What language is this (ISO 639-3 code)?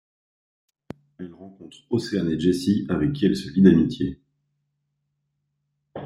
fra